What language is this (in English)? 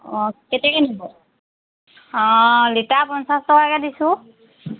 Assamese